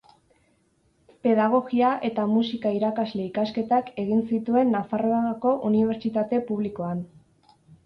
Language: Basque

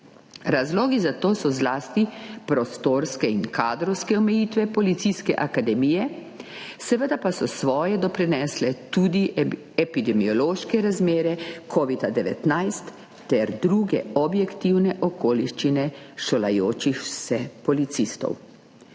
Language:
Slovenian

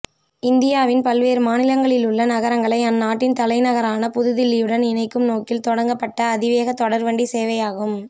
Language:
Tamil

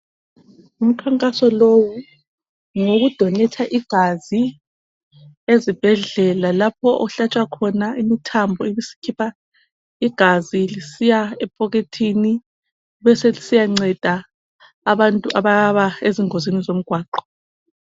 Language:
North Ndebele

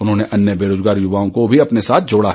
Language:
Hindi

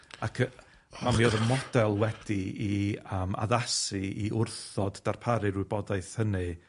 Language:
Welsh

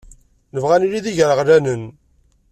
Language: Kabyle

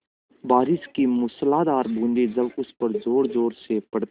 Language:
Hindi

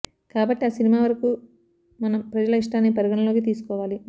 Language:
Telugu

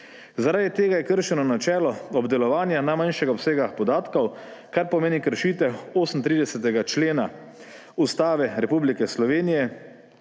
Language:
Slovenian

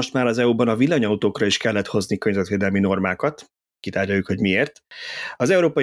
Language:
Hungarian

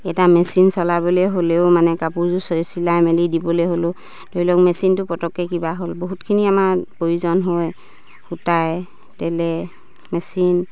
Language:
Assamese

